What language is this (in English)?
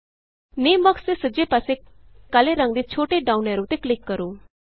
Punjabi